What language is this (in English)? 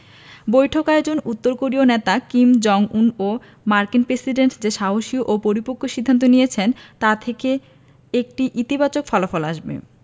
Bangla